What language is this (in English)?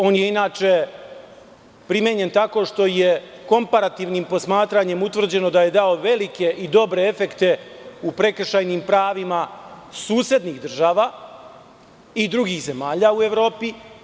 Serbian